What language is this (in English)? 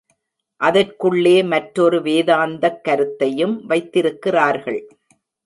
Tamil